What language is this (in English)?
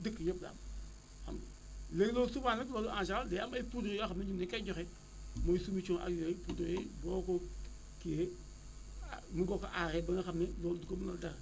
Wolof